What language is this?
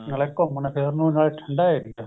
Punjabi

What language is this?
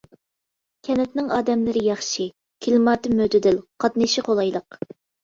Uyghur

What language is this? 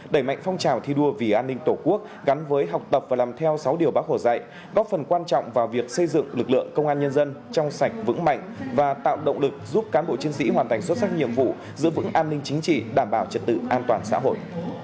Vietnamese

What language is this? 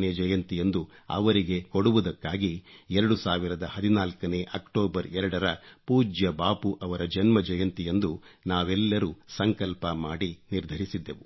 Kannada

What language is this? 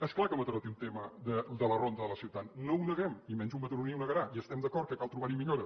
Catalan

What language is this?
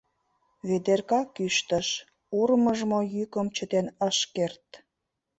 Mari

